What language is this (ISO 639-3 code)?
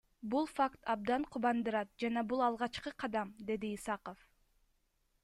kir